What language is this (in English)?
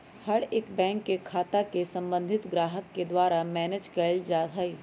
Magahi